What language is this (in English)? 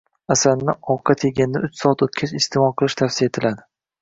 Uzbek